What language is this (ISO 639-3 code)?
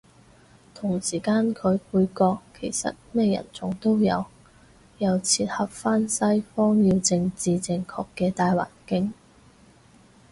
yue